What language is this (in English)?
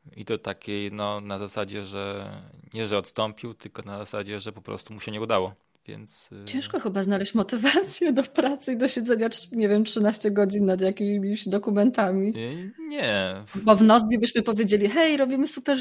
Polish